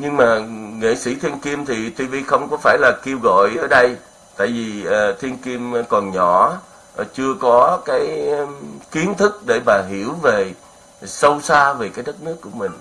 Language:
Vietnamese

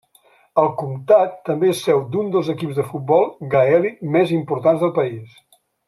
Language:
Catalan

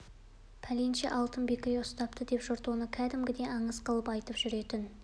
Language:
Kazakh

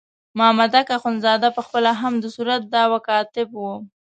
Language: Pashto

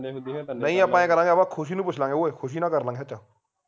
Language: Punjabi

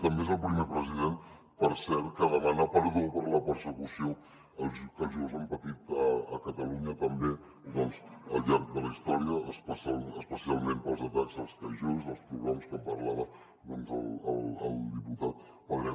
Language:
Catalan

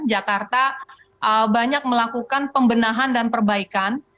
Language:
Indonesian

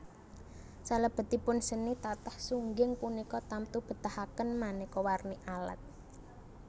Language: Javanese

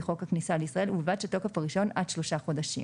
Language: Hebrew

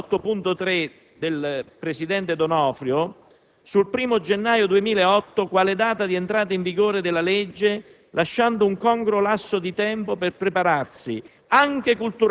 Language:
Italian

